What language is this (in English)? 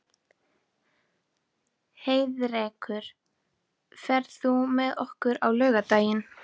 Icelandic